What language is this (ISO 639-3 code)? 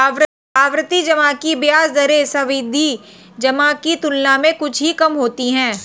hin